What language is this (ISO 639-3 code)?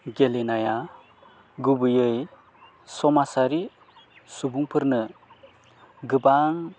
brx